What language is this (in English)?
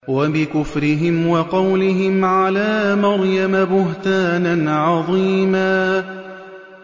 Arabic